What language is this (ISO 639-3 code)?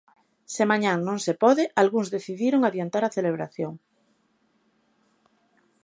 glg